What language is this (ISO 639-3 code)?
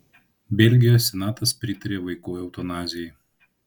lit